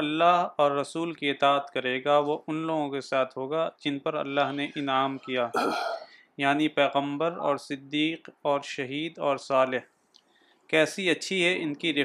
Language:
Urdu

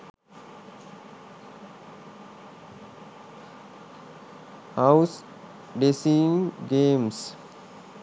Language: Sinhala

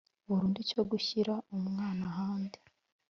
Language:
Kinyarwanda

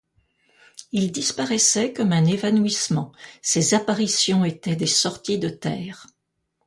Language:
French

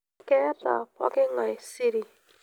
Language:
Masai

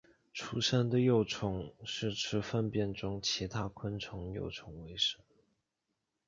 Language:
Chinese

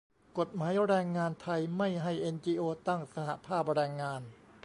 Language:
Thai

